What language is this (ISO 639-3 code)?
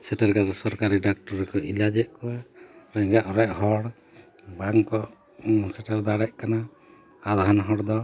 sat